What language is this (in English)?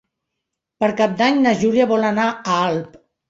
Catalan